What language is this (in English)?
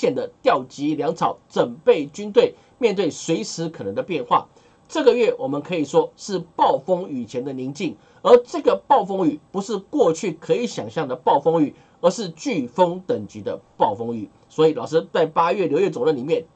Chinese